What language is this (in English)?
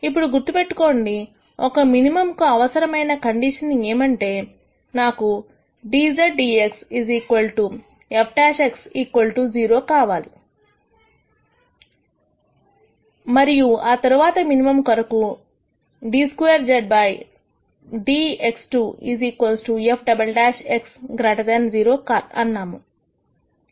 Telugu